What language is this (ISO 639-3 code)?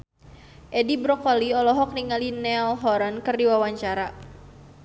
sun